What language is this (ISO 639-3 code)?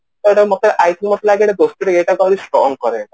ori